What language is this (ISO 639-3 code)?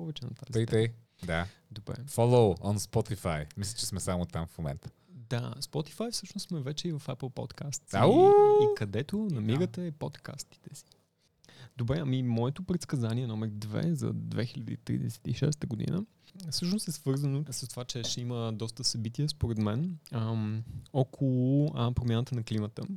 bul